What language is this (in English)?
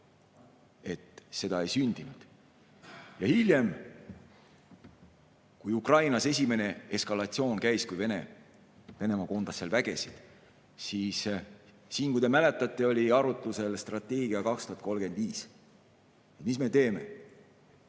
Estonian